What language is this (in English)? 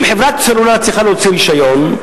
Hebrew